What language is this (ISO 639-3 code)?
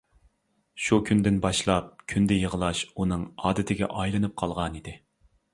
uig